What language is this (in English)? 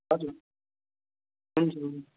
Nepali